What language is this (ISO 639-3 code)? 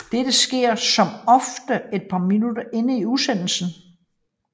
dan